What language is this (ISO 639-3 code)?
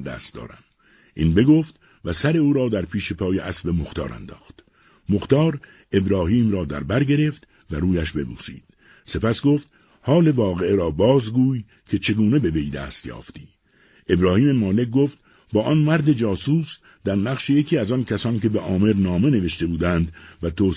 fas